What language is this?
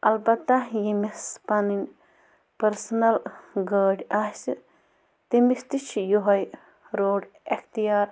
Kashmiri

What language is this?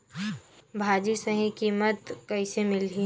Chhattisgarhi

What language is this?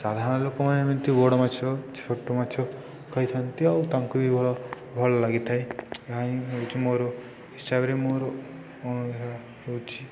Odia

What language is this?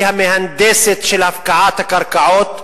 Hebrew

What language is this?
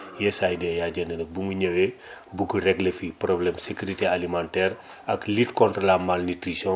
Wolof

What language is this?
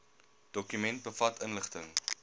Afrikaans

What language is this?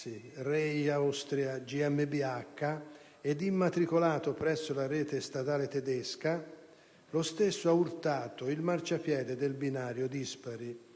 Italian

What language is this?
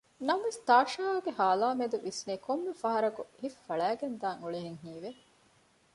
Divehi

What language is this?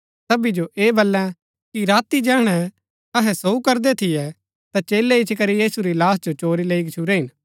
Gaddi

